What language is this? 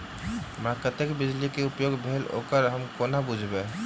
Maithili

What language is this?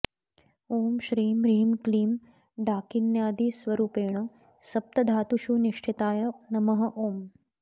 Sanskrit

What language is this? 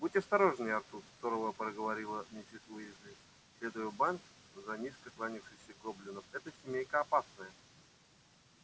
Russian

